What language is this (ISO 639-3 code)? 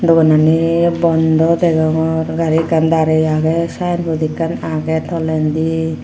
ccp